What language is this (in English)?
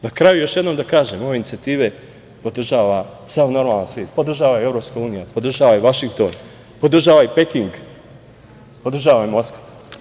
Serbian